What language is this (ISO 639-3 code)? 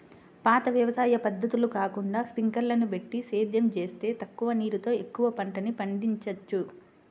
tel